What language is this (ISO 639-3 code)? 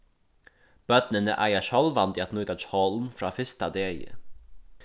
fao